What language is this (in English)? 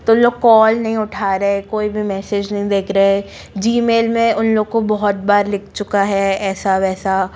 Hindi